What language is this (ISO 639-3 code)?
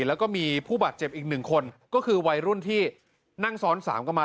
tha